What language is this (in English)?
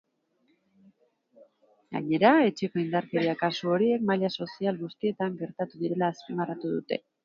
Basque